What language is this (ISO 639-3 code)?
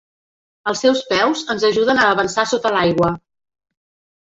cat